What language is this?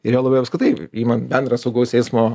Lithuanian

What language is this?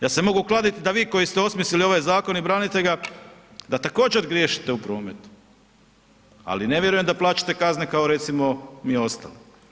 Croatian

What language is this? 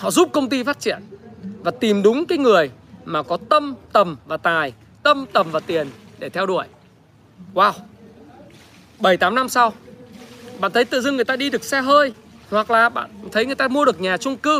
Vietnamese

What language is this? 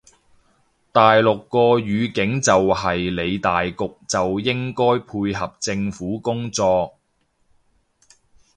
Cantonese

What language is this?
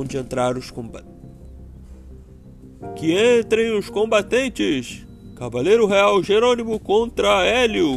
Portuguese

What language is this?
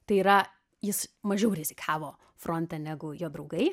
Lithuanian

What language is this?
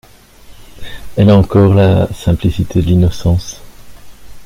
French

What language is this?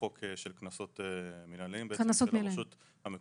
Hebrew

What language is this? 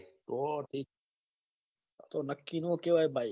Gujarati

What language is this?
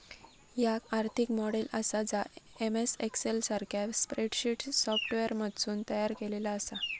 Marathi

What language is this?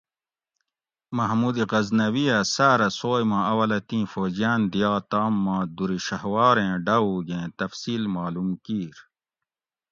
Gawri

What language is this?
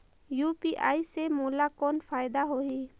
Chhattisgarhi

